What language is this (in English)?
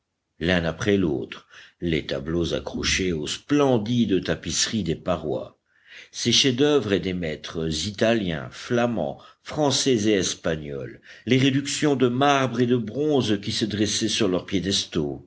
French